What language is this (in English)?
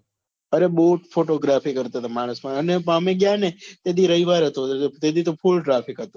Gujarati